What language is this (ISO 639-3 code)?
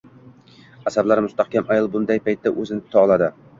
uzb